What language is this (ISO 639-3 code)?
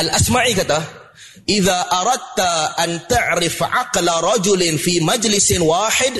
msa